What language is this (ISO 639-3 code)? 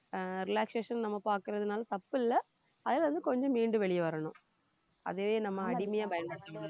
tam